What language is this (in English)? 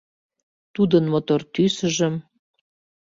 Mari